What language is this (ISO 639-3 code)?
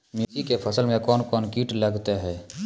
mai